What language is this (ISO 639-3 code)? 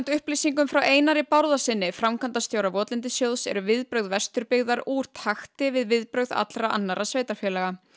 isl